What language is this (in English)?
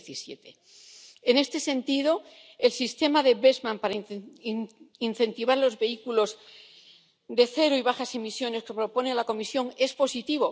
Spanish